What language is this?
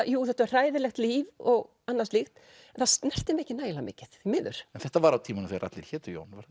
Icelandic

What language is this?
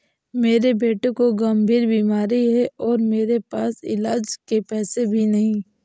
Hindi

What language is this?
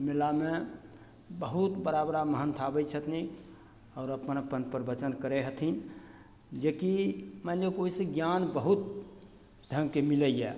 Maithili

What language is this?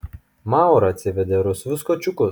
Lithuanian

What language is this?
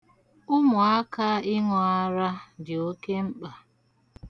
Igbo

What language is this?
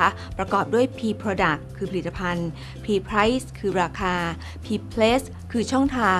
Thai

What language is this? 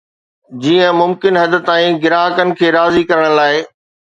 Sindhi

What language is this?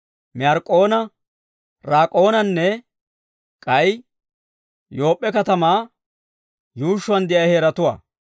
Dawro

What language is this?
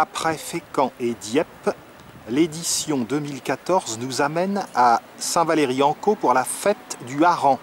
French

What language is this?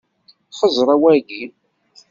Kabyle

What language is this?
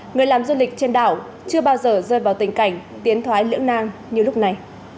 Vietnamese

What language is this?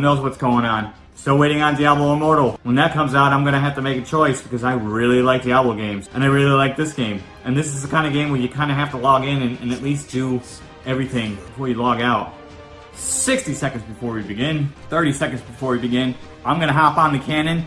English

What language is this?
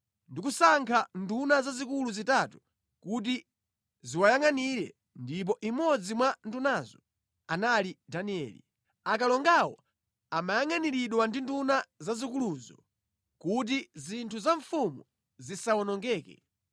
Nyanja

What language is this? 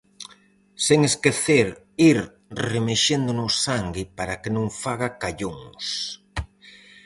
Galician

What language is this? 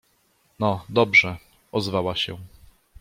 Polish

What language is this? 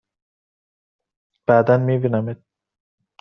Persian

